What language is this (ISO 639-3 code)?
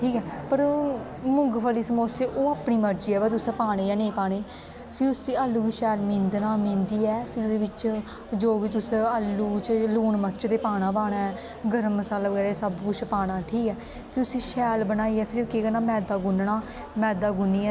doi